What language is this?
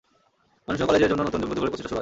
Bangla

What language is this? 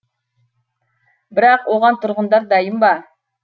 Kazakh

